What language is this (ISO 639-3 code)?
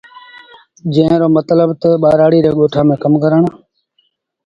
sbn